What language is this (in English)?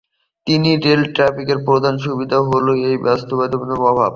Bangla